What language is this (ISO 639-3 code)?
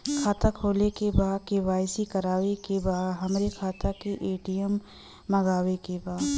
bho